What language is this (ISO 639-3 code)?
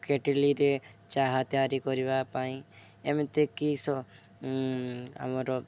ori